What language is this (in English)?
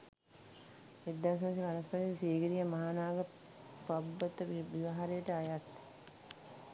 Sinhala